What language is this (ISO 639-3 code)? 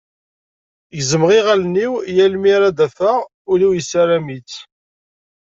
kab